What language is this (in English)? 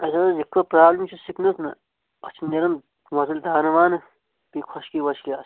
Kashmiri